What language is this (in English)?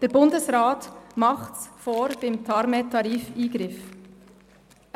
Swiss German